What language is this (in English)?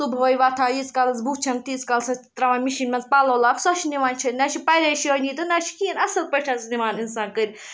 Kashmiri